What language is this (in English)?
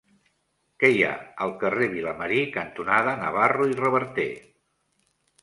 Catalan